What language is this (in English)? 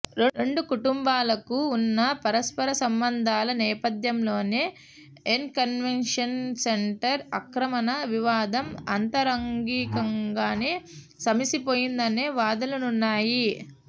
Telugu